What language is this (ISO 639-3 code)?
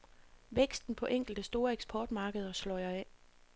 dan